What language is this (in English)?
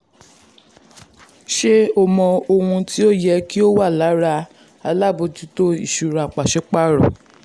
Yoruba